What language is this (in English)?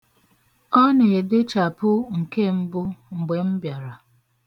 Igbo